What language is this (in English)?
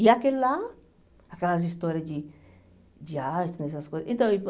Portuguese